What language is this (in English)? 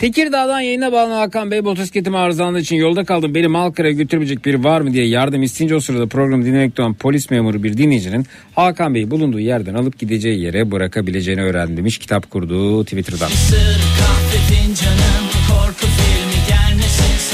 Turkish